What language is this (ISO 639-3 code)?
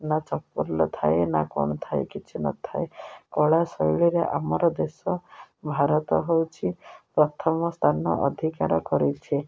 ori